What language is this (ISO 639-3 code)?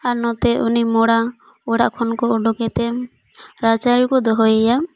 sat